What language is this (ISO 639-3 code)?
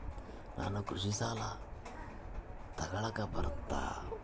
kan